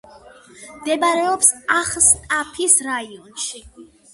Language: Georgian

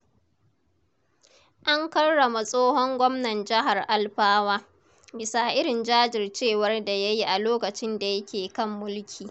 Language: Hausa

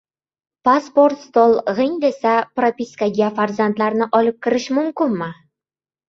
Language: Uzbek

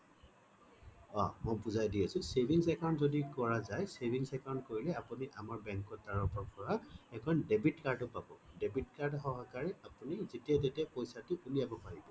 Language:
Assamese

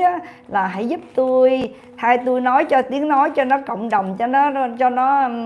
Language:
Vietnamese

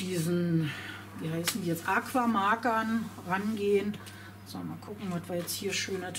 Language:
German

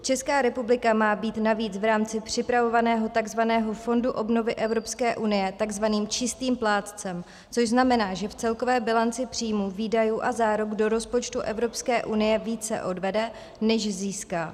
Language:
Czech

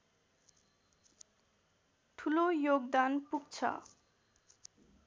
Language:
Nepali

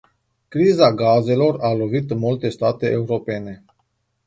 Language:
Romanian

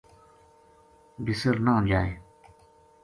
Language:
Gujari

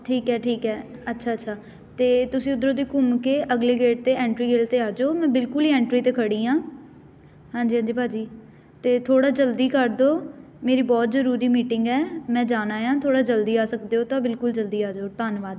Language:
Punjabi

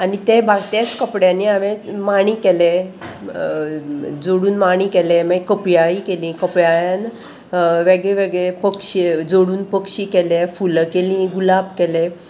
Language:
Konkani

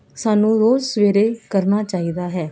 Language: Punjabi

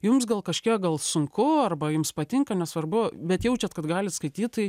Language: Lithuanian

